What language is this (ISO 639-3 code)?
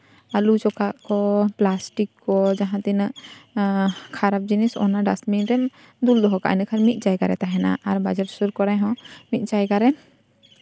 sat